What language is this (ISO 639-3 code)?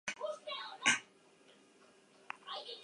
eus